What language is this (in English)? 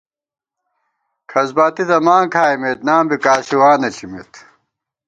Gawar-Bati